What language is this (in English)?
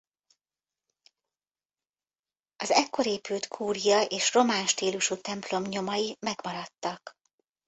Hungarian